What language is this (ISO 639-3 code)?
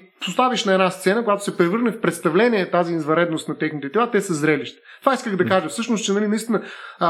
bul